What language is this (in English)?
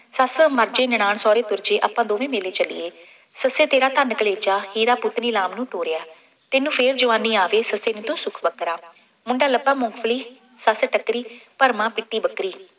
Punjabi